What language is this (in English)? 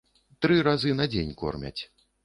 Belarusian